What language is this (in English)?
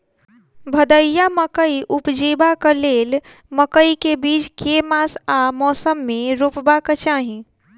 Maithili